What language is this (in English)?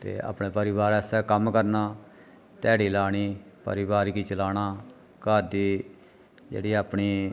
Dogri